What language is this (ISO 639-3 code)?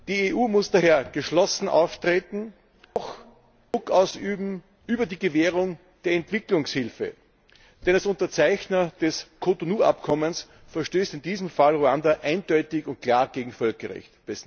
deu